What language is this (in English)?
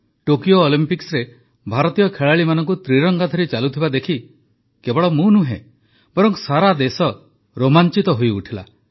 Odia